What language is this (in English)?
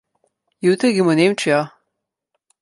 Slovenian